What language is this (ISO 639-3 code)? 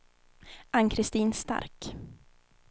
swe